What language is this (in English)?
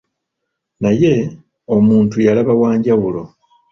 Ganda